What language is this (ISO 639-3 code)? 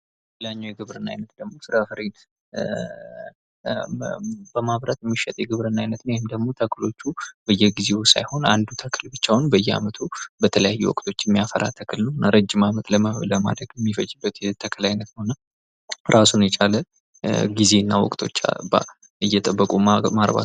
amh